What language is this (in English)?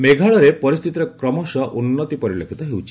Odia